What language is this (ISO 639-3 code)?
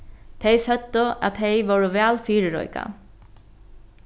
fao